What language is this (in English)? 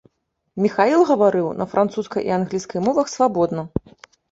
Belarusian